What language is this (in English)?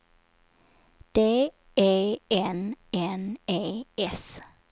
Swedish